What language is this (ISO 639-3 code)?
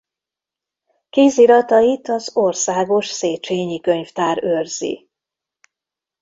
hun